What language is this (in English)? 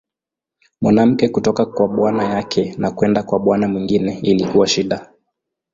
Swahili